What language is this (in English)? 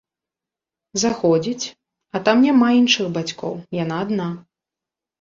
Belarusian